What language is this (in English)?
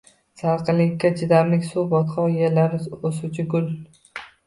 Uzbek